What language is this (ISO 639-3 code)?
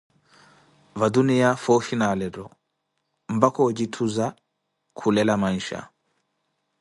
eko